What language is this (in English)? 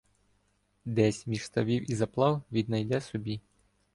Ukrainian